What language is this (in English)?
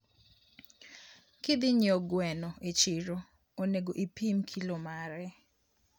Luo (Kenya and Tanzania)